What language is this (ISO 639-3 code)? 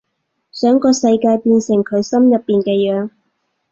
yue